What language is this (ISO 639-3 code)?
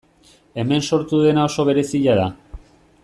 eus